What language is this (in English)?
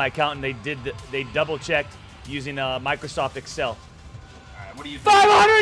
English